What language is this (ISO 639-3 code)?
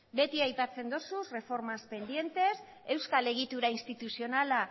eus